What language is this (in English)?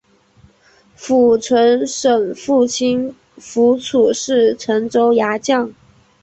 Chinese